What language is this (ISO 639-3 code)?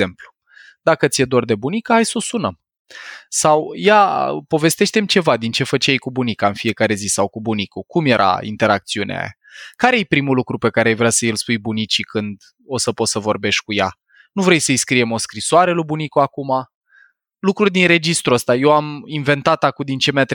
ron